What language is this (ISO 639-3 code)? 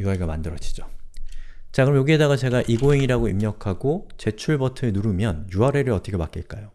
kor